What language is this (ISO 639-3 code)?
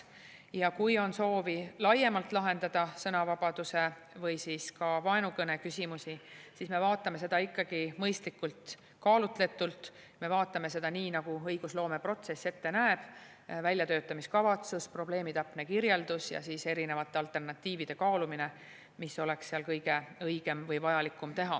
est